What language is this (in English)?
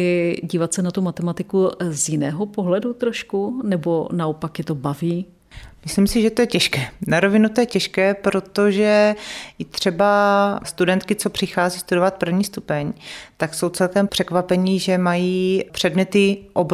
Czech